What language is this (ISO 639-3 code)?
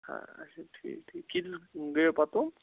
kas